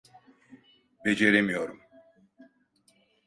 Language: Turkish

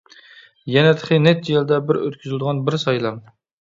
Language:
Uyghur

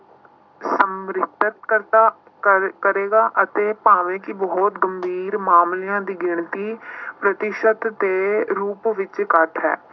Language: Punjabi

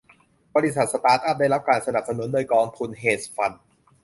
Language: Thai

